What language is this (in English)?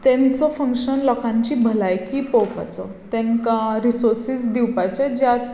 Konkani